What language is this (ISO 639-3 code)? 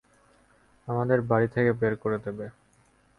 ben